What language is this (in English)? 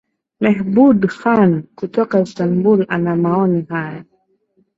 Swahili